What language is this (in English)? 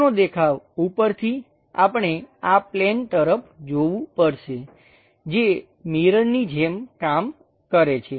Gujarati